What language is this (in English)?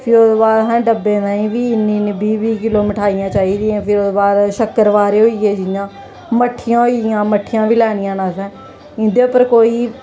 Dogri